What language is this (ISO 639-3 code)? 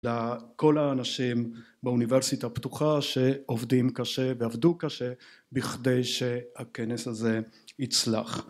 heb